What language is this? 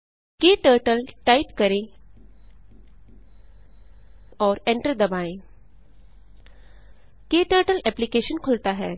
Hindi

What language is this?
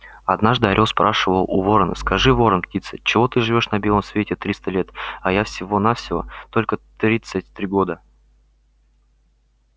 Russian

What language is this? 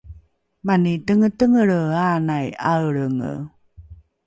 Rukai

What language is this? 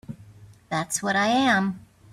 English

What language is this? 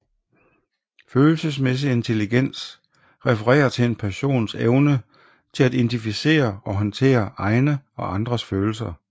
Danish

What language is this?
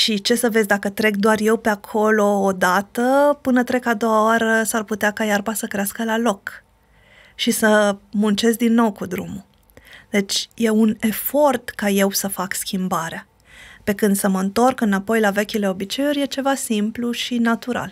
Romanian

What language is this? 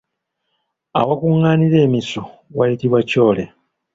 Ganda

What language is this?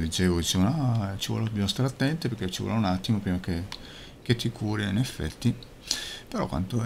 Italian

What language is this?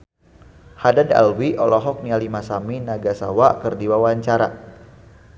Sundanese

